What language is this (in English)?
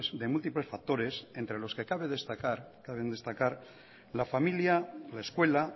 Spanish